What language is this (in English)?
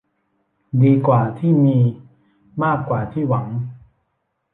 Thai